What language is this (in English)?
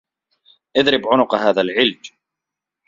Arabic